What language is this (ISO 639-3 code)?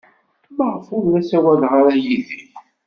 kab